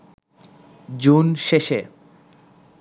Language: Bangla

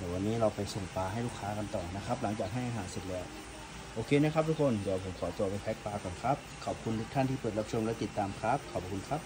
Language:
Thai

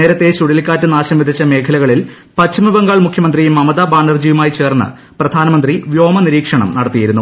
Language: Malayalam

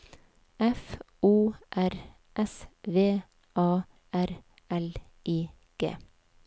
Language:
Norwegian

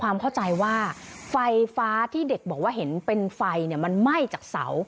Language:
Thai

